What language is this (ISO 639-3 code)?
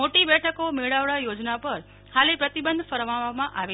guj